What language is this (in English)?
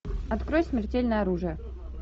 Russian